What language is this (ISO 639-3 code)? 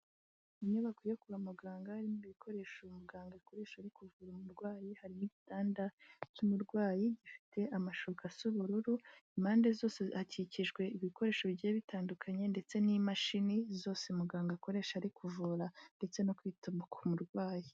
kin